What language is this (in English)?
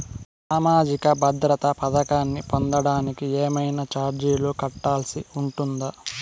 Telugu